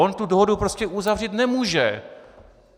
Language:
Czech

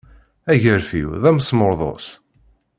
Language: Kabyle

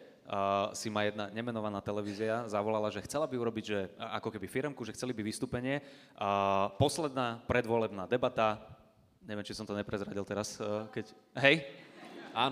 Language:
Slovak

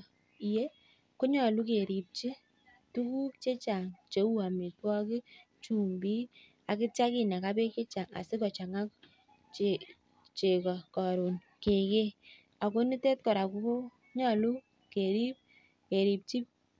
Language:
Kalenjin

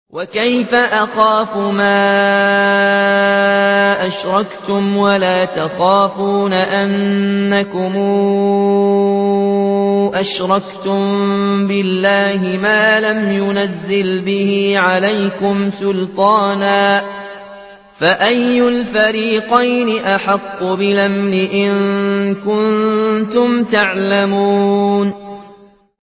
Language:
Arabic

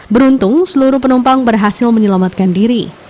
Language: Indonesian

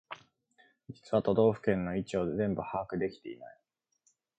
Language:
Japanese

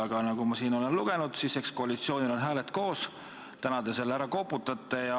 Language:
Estonian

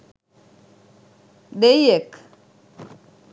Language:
Sinhala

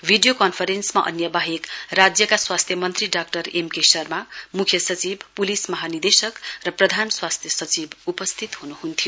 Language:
Nepali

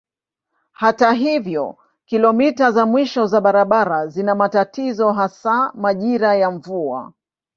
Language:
Swahili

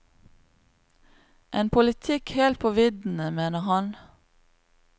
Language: Norwegian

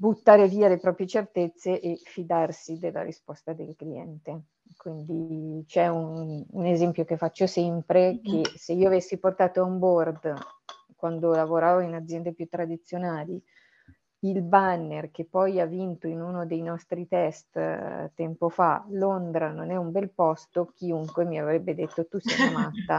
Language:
Italian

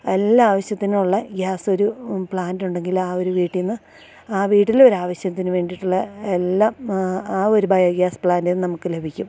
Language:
Malayalam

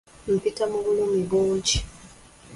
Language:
Ganda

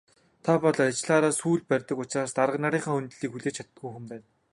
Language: Mongolian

